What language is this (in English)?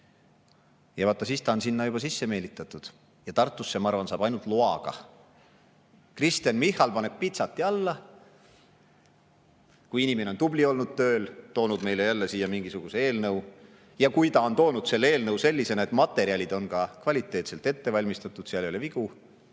Estonian